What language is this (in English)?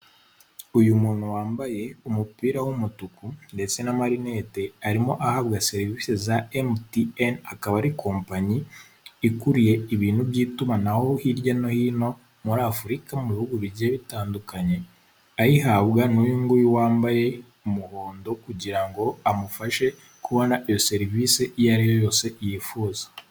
Kinyarwanda